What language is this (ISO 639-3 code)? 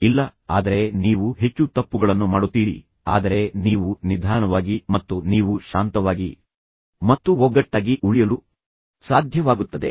kan